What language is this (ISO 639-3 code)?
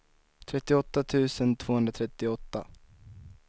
swe